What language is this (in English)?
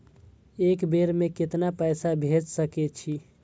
Maithili